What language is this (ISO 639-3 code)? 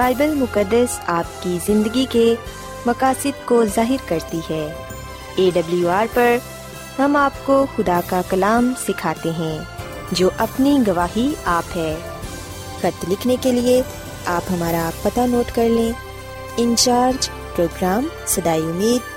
urd